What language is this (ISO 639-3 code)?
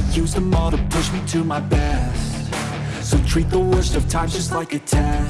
kor